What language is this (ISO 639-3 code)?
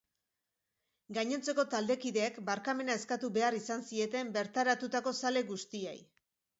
eus